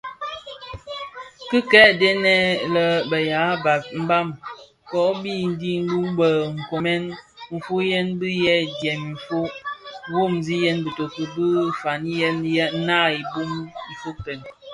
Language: Bafia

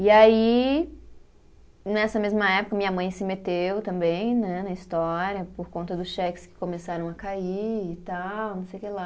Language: Portuguese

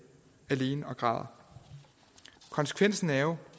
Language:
Danish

